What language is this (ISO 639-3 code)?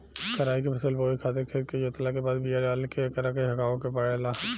bho